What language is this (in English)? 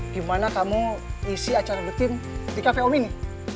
Indonesian